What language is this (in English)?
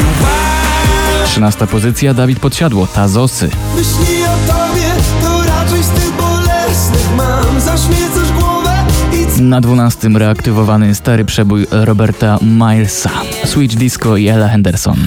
Polish